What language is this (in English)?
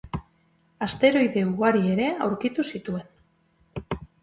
Basque